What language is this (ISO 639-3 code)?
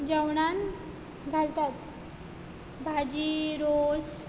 kok